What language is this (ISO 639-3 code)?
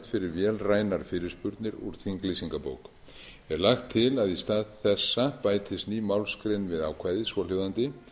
isl